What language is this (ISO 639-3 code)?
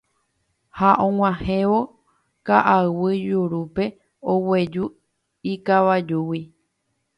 grn